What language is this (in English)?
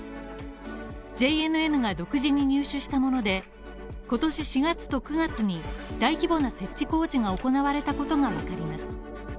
Japanese